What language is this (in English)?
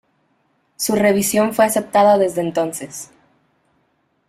Spanish